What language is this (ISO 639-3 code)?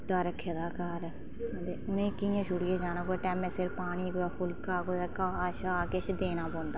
doi